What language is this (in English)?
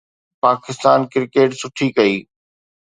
Sindhi